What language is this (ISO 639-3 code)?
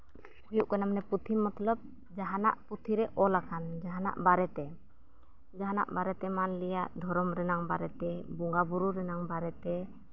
sat